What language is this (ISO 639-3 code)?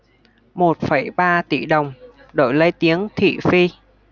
vie